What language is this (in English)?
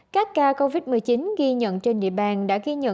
Vietnamese